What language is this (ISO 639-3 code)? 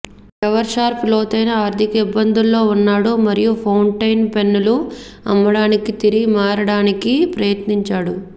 tel